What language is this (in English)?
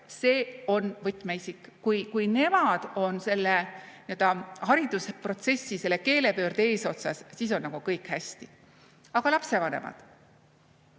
Estonian